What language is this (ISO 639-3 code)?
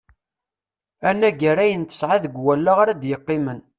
kab